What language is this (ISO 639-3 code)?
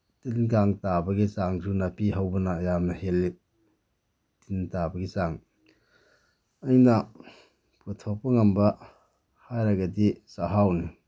mni